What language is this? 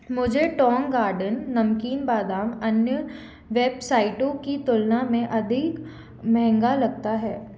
Hindi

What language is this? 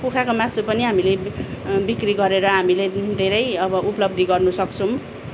Nepali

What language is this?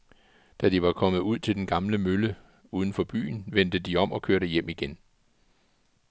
Danish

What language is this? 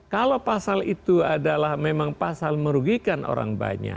Indonesian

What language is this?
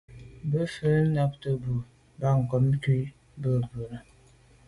Medumba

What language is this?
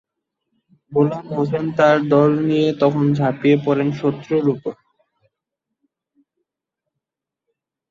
Bangla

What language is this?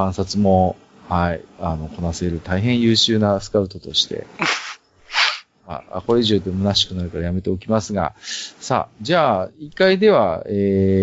Japanese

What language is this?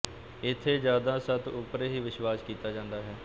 Punjabi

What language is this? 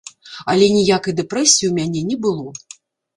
Belarusian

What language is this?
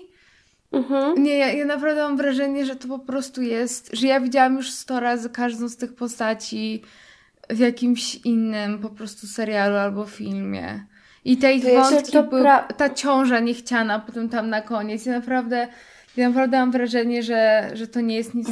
Polish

